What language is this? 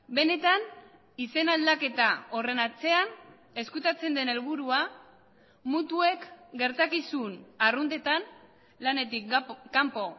Basque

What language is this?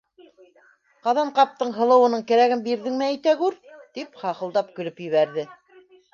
Bashkir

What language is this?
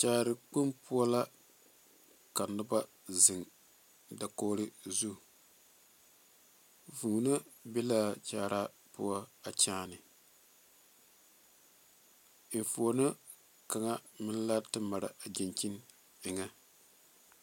Southern Dagaare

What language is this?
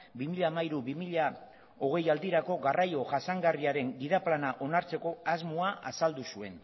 Basque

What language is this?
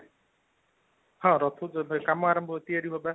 Odia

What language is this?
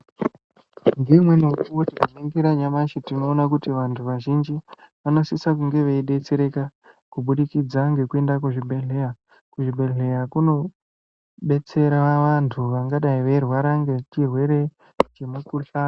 Ndau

